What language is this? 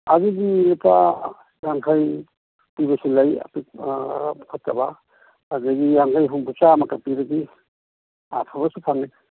Manipuri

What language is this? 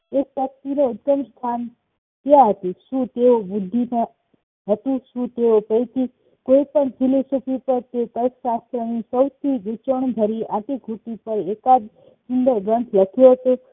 Gujarati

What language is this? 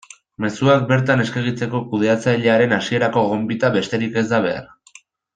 Basque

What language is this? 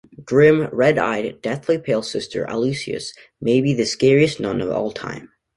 English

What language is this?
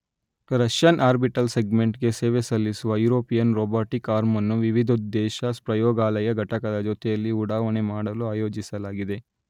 Kannada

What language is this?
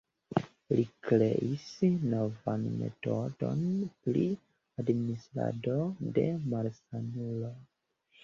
Esperanto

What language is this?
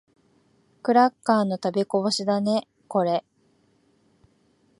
Japanese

